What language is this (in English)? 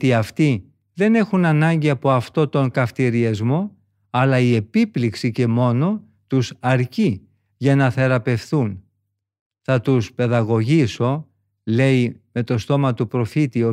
Greek